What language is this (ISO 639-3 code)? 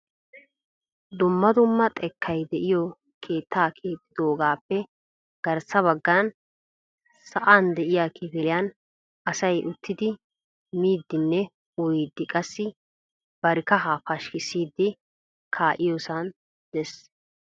wal